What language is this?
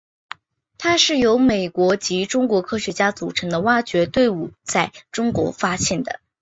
Chinese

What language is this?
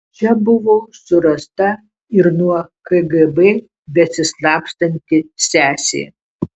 Lithuanian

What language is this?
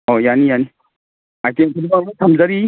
Manipuri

